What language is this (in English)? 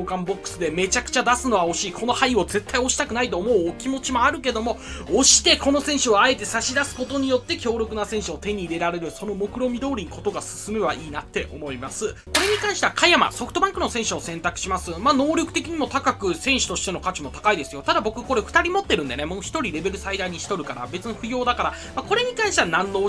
Japanese